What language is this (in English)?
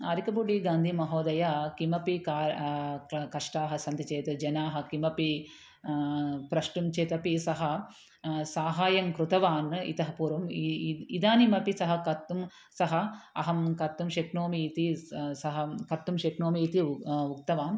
Sanskrit